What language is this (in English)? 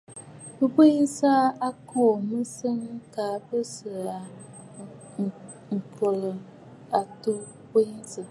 Bafut